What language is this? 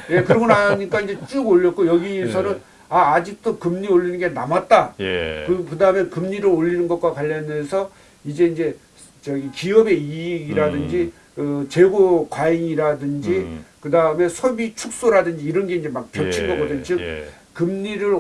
Korean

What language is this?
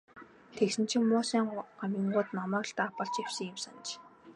Mongolian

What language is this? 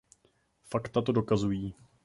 Czech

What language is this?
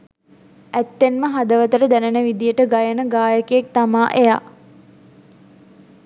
Sinhala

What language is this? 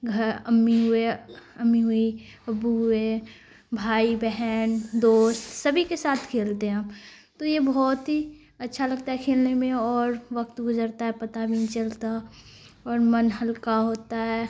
Urdu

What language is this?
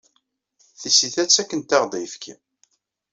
Kabyle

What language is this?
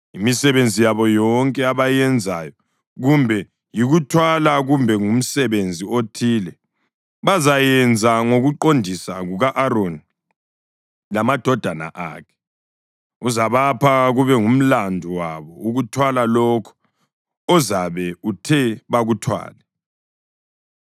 North Ndebele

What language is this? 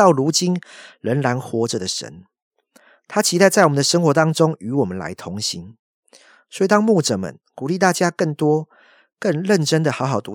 Chinese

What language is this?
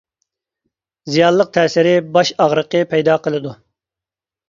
Uyghur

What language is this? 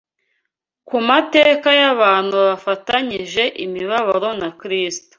Kinyarwanda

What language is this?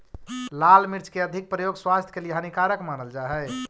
Magahi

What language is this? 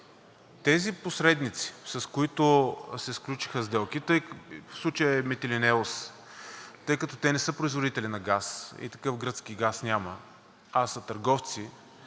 Bulgarian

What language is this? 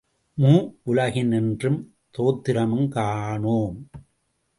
Tamil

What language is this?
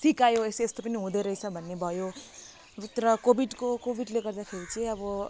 Nepali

